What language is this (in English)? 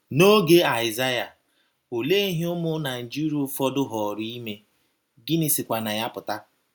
Igbo